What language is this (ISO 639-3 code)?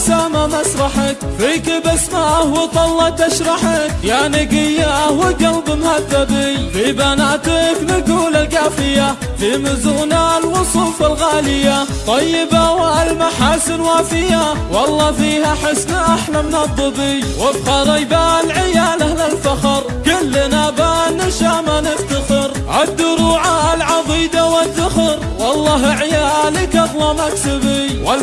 ara